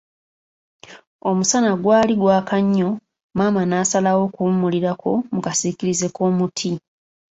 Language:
Ganda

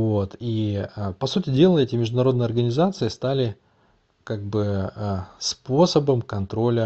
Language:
Russian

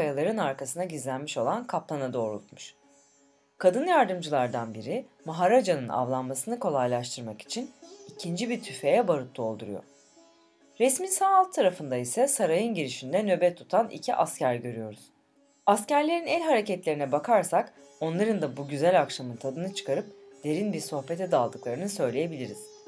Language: Turkish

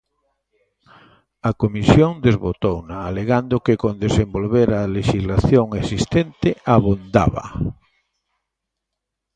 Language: Galician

